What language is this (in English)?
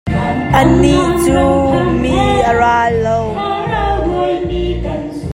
Hakha Chin